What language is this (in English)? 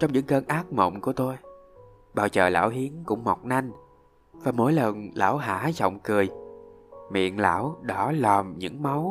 Vietnamese